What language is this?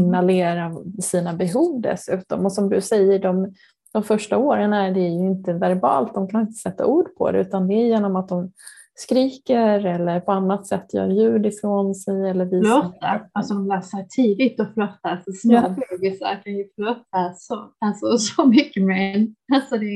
Swedish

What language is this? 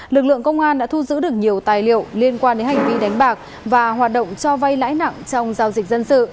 Vietnamese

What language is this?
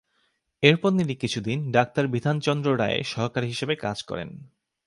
Bangla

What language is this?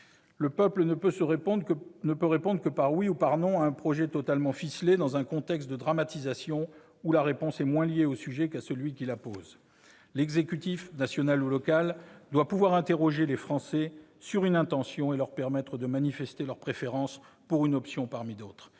French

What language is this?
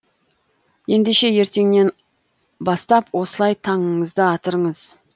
Kazakh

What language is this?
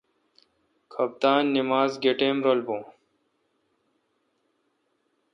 Kalkoti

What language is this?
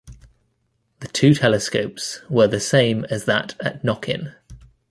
English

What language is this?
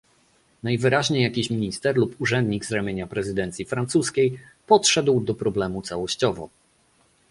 Polish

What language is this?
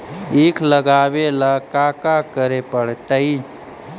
Magahi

